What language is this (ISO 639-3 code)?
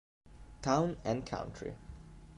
ita